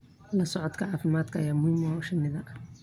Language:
Somali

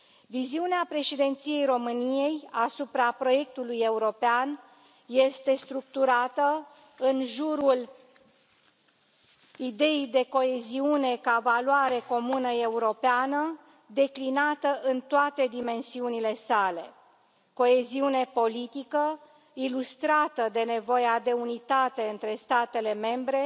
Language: Romanian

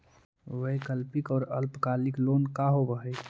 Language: Magahi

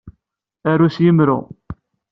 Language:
Kabyle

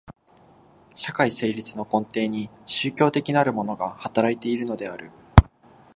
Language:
Japanese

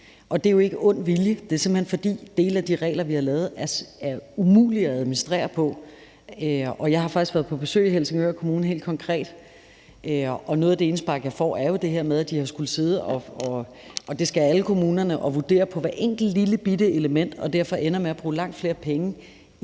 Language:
Danish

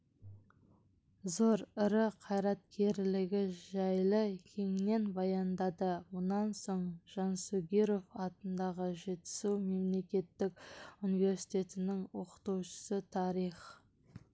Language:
Kazakh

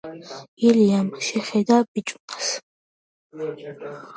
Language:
Georgian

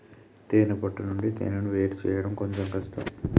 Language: Telugu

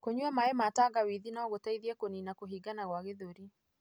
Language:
Kikuyu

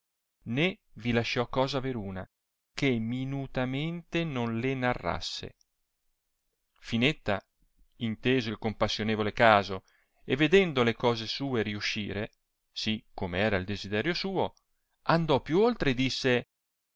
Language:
Italian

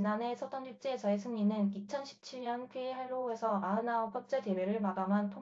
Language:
Korean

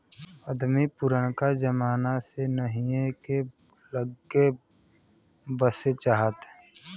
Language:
Bhojpuri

